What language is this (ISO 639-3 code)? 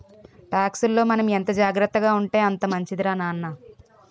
tel